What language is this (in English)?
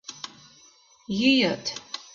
Mari